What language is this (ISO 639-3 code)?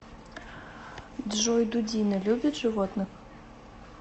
rus